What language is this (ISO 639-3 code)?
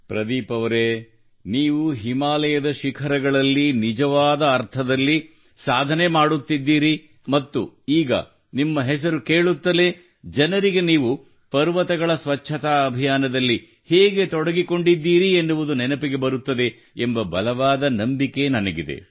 kan